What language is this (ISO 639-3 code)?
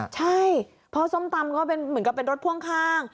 tha